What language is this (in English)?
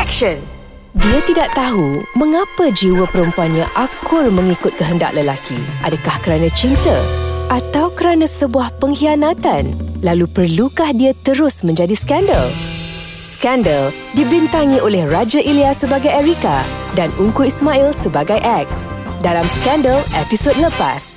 Malay